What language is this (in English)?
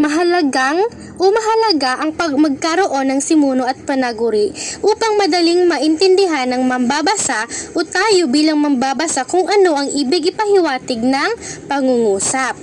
Filipino